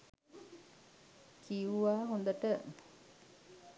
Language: Sinhala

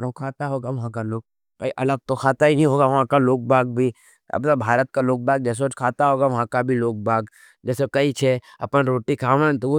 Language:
Nimadi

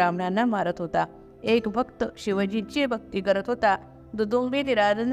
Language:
Marathi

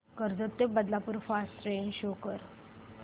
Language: Marathi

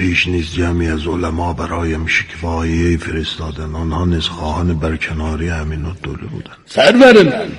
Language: Persian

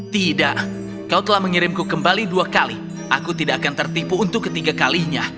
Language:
Indonesian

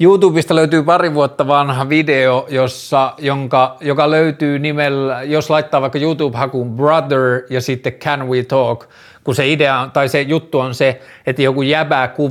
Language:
Finnish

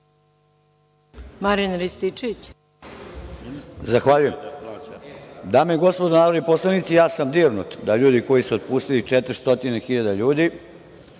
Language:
Serbian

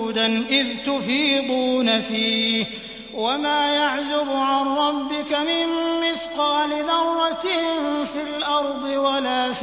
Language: Arabic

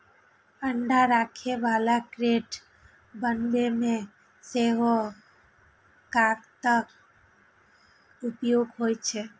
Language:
Maithili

